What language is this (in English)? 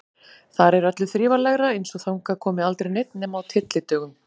Icelandic